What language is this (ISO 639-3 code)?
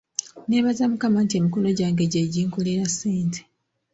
lug